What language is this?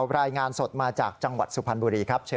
Thai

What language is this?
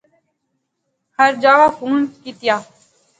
Pahari-Potwari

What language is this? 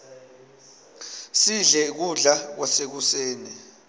Swati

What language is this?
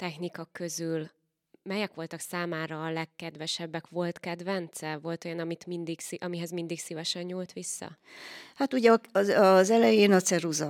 Hungarian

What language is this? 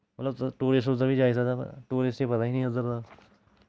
Dogri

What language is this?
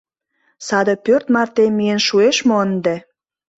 Mari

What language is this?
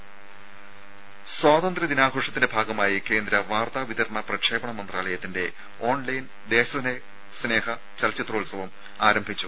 Malayalam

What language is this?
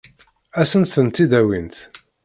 Kabyle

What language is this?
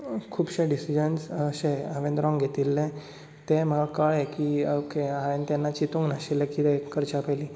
Konkani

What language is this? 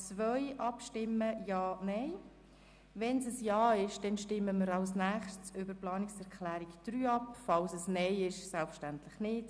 Swiss German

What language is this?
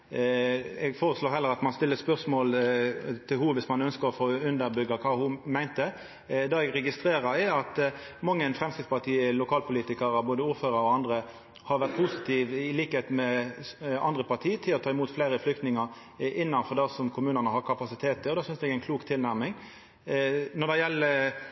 Norwegian Nynorsk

